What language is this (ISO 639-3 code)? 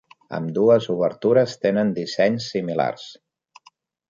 cat